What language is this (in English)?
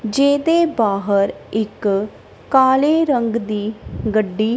Punjabi